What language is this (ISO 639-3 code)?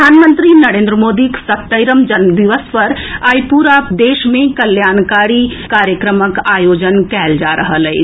mai